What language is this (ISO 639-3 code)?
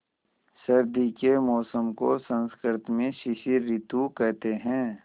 hin